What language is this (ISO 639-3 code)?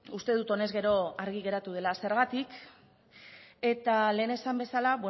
eus